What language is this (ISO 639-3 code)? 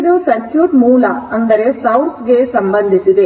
kan